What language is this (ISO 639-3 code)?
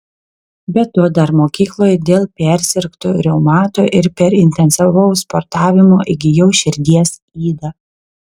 lit